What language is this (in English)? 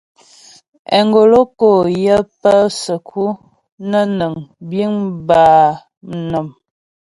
Ghomala